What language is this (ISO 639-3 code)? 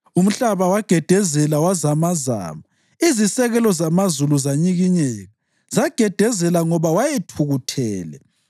nde